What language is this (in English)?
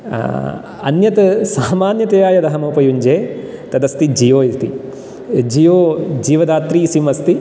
Sanskrit